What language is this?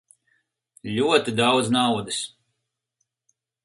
Latvian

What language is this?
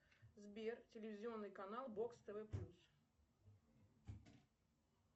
Russian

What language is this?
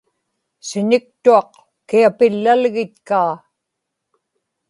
Inupiaq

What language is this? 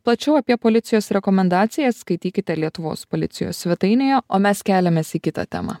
Lithuanian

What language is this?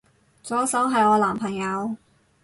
Cantonese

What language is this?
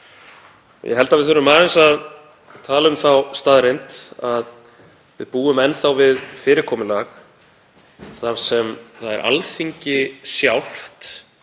Icelandic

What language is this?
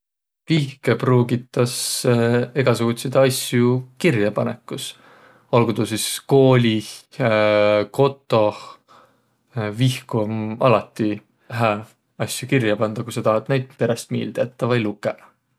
Võro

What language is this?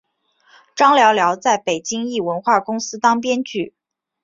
Chinese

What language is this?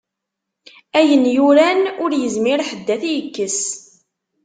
Kabyle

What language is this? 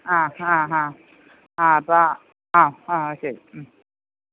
Malayalam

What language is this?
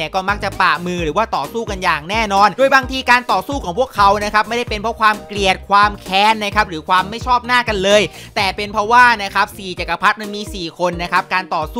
Thai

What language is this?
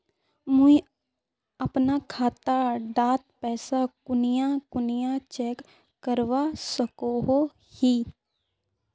Magahi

